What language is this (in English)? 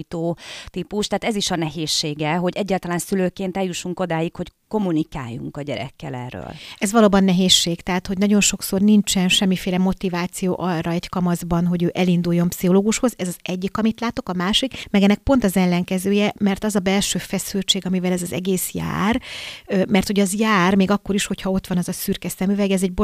Hungarian